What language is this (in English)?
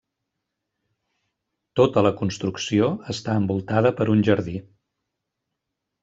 Catalan